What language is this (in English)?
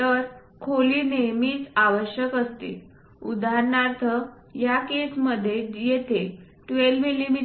Marathi